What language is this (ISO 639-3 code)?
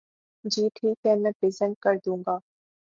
urd